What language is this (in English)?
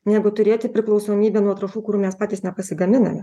Lithuanian